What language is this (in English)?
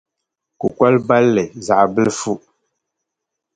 Dagbani